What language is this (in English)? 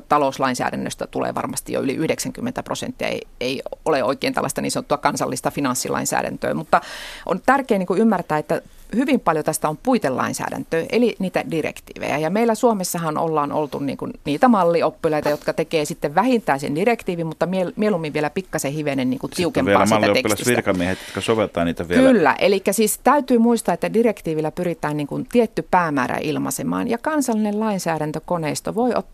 Finnish